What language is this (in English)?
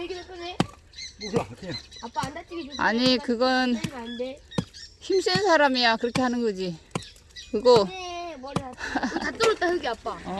Korean